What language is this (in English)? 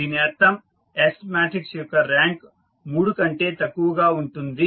Telugu